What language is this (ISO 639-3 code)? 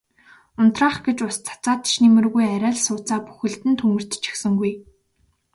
mon